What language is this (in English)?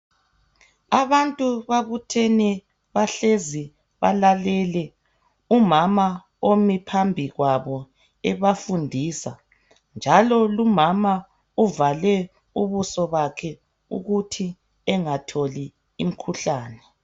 North Ndebele